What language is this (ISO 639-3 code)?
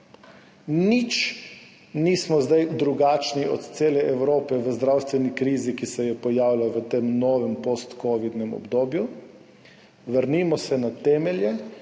slv